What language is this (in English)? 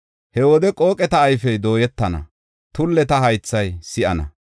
Gofa